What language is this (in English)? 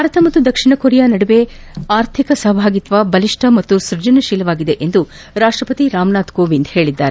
Kannada